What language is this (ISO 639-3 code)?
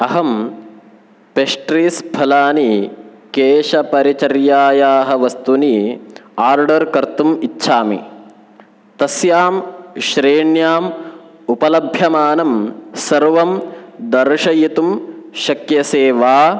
san